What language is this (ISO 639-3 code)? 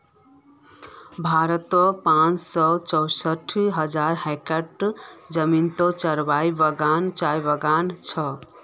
mag